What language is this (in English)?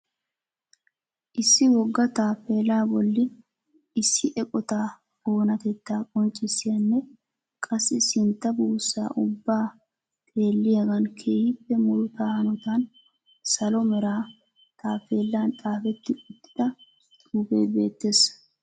Wolaytta